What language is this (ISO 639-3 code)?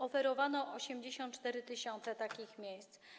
pol